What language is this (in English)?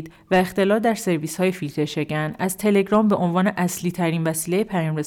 Persian